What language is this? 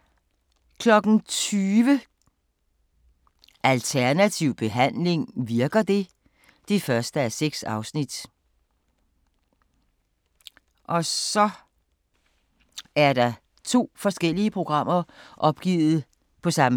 Danish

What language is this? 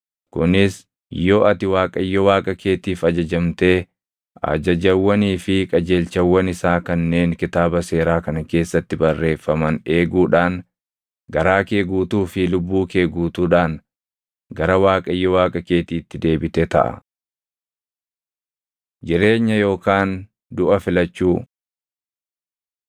Oromo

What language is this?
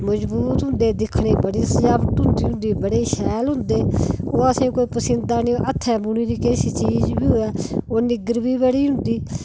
Dogri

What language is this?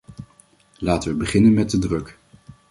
Dutch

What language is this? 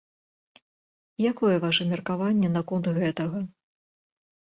Belarusian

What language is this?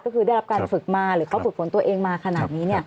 Thai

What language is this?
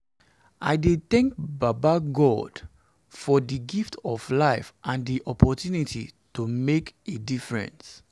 Nigerian Pidgin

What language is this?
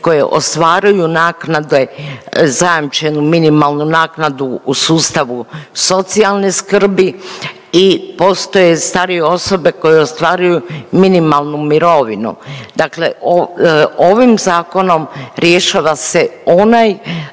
Croatian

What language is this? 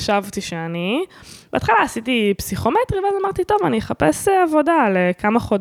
Hebrew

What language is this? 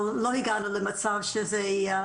Hebrew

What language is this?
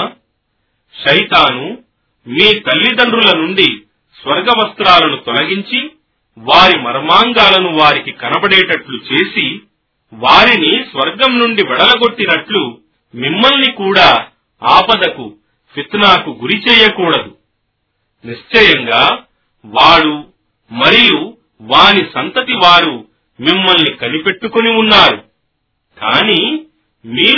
Telugu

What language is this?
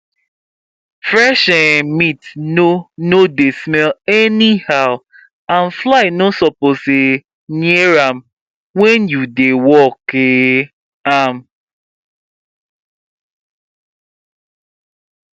Nigerian Pidgin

